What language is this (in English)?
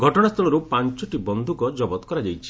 Odia